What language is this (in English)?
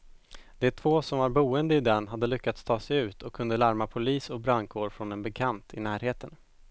Swedish